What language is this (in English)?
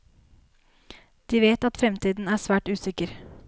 Norwegian